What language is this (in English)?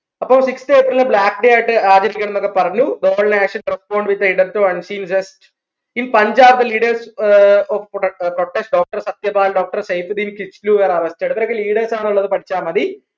Malayalam